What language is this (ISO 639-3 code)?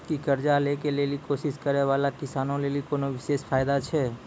mai